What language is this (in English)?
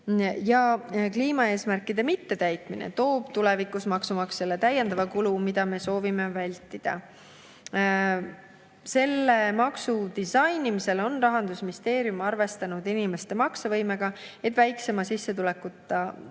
Estonian